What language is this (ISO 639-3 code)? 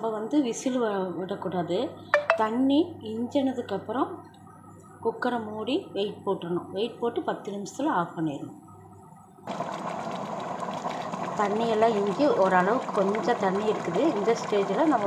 ara